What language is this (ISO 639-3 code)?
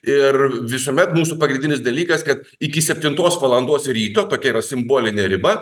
lit